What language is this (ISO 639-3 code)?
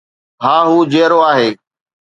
snd